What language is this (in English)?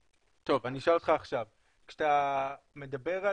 Hebrew